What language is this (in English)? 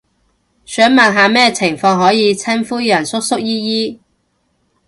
Cantonese